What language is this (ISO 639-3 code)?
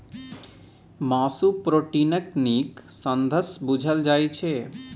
mai